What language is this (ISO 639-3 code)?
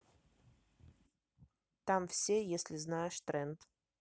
rus